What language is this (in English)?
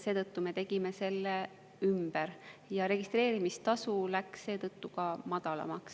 Estonian